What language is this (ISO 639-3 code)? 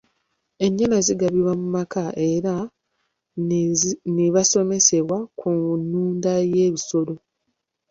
lug